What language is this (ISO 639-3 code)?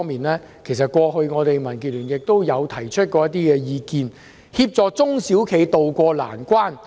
yue